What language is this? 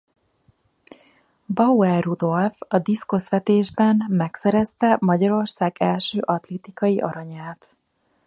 Hungarian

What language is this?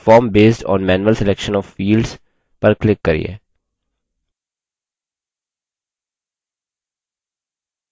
Hindi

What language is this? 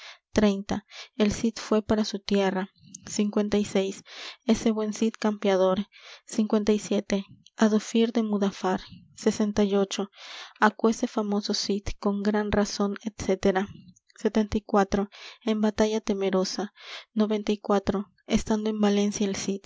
Spanish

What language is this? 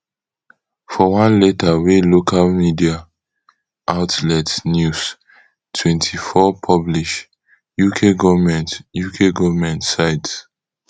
Nigerian Pidgin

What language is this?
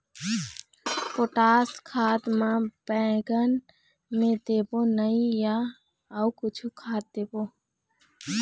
Chhattisgarhi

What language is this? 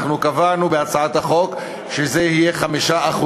Hebrew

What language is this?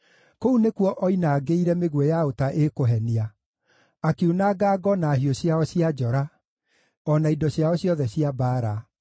Kikuyu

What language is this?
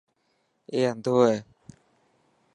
Dhatki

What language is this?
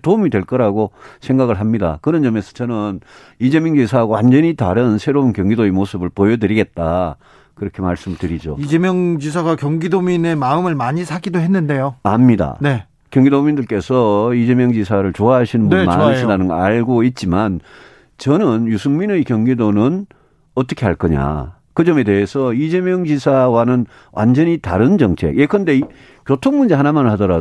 Korean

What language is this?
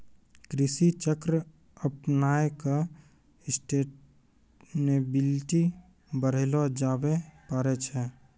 Maithili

